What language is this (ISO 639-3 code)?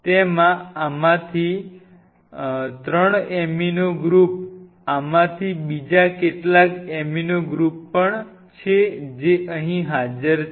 guj